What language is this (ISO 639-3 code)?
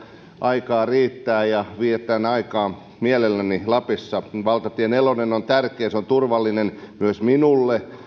fin